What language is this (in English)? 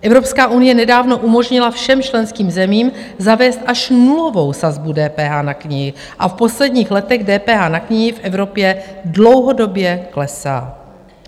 Czech